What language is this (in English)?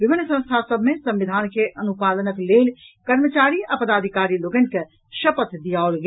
Maithili